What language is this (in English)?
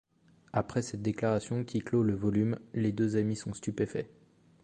French